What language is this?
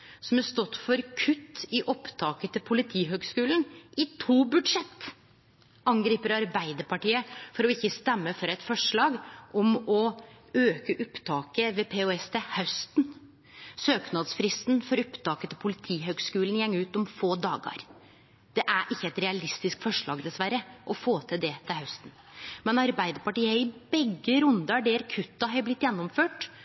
Norwegian Nynorsk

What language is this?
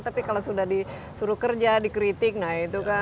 Indonesian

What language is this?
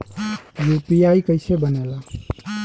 Bhojpuri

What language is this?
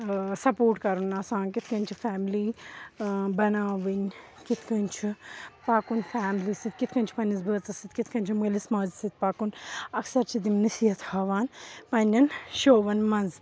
Kashmiri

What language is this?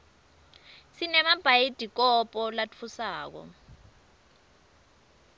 Swati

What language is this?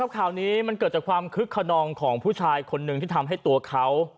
Thai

